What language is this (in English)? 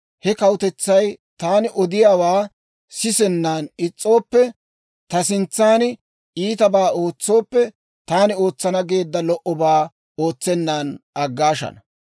Dawro